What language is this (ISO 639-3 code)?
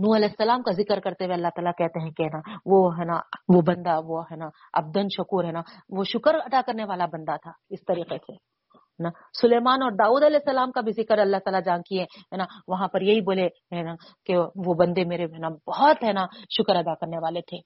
urd